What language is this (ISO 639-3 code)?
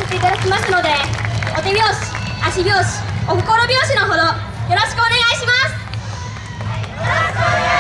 jpn